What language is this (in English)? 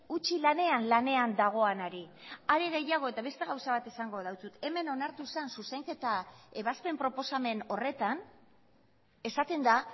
Basque